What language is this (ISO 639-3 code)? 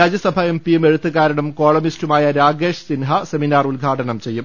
mal